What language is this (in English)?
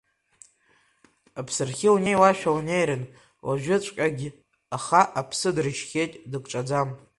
Abkhazian